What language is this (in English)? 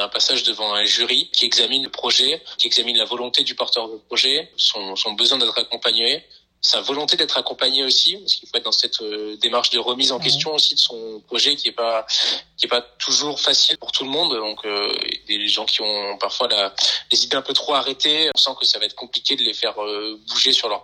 French